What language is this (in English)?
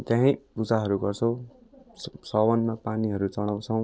Nepali